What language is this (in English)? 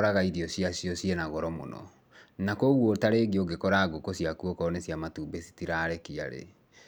Kikuyu